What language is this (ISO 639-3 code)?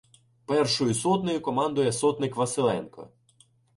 ukr